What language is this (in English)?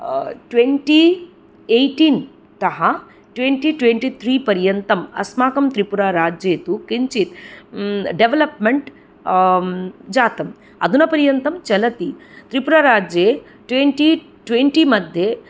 Sanskrit